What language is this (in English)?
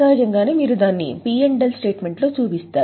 Telugu